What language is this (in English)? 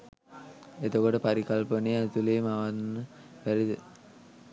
Sinhala